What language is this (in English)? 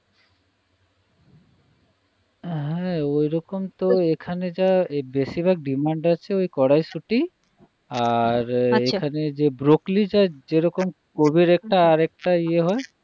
Bangla